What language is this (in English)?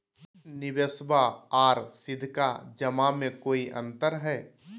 Magahi